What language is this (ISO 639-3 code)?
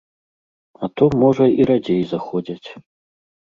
bel